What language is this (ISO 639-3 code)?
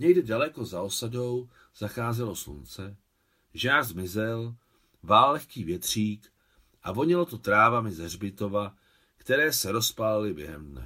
ces